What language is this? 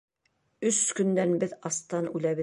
Bashkir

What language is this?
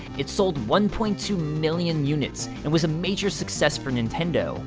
English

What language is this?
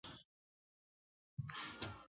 Pashto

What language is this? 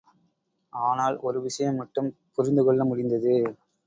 Tamil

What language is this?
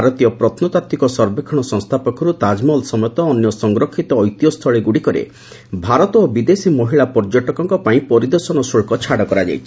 Odia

